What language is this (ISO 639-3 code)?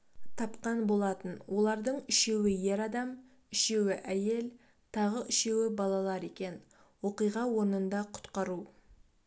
kaz